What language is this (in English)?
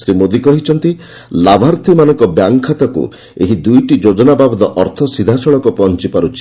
Odia